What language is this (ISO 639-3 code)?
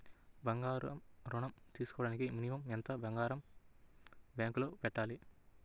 tel